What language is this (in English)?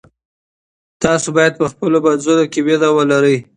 Pashto